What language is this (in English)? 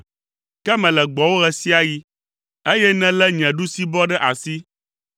Ewe